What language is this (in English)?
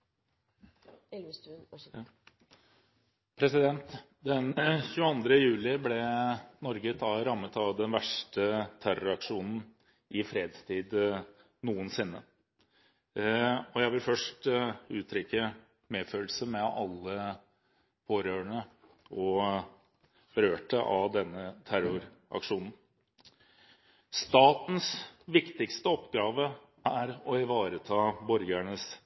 Norwegian